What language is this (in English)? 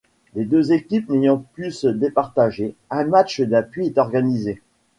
French